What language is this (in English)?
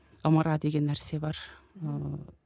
Kazakh